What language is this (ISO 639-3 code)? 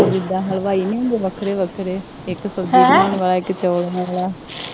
pan